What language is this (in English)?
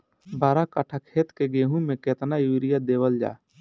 Bhojpuri